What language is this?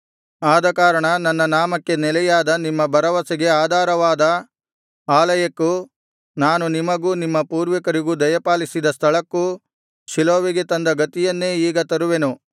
Kannada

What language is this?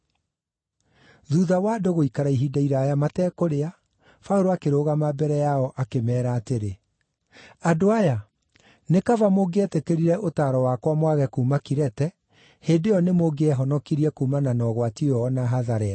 Kikuyu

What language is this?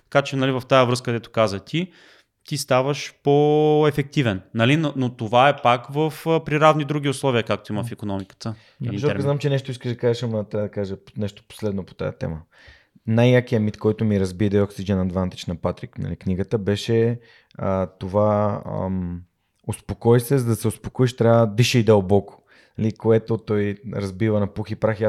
Bulgarian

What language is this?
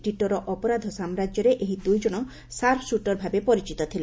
Odia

